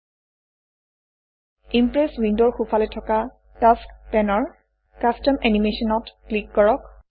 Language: Assamese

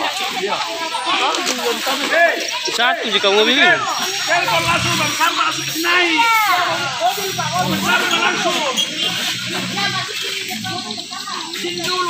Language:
Indonesian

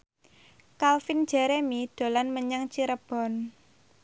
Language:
Javanese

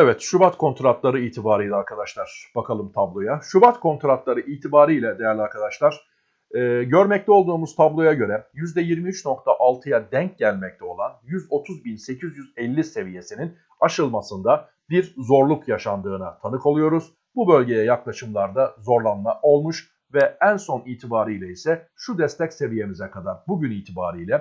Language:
Turkish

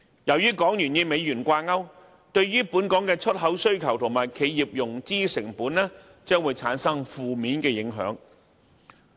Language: Cantonese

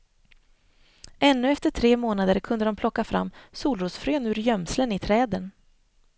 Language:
Swedish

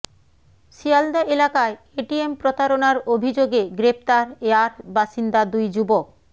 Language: Bangla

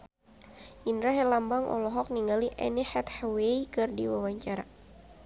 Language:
Sundanese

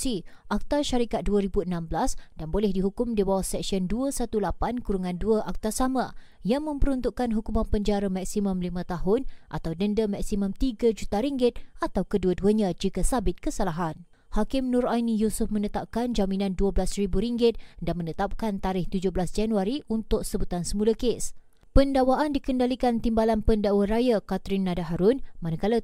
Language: Malay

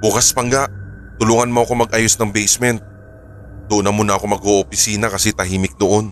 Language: Filipino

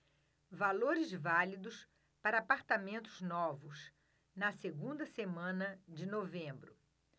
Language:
Portuguese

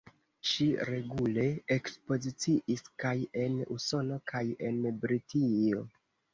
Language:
Esperanto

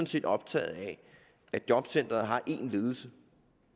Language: Danish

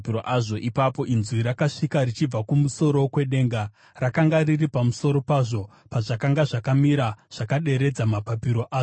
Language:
Shona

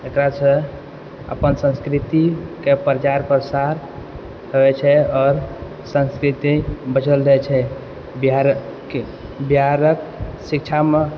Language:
Maithili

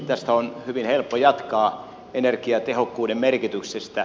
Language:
Finnish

